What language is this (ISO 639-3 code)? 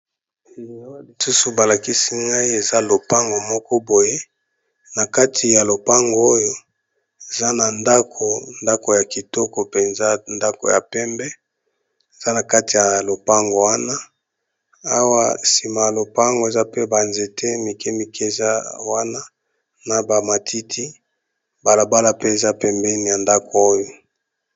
lin